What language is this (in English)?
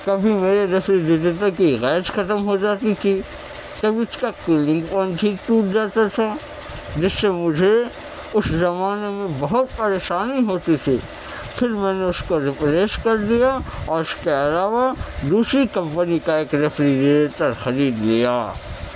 Urdu